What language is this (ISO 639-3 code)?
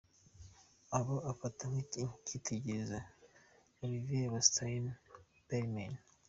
kin